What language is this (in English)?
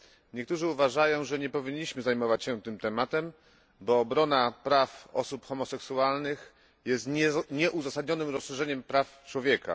Polish